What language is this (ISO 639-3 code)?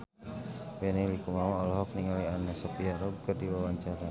sun